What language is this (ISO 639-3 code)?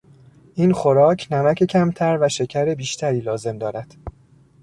fas